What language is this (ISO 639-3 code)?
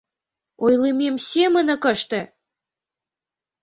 chm